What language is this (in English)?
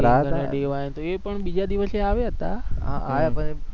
Gujarati